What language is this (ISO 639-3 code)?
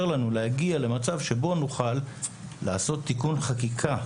heb